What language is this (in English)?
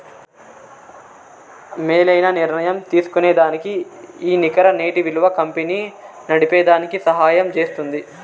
Telugu